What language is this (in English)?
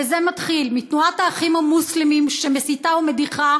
Hebrew